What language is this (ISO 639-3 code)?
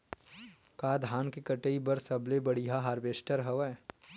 hne